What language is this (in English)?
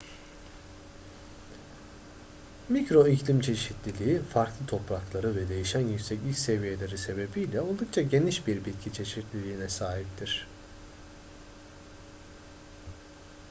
Turkish